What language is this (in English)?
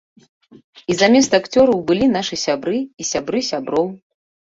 Belarusian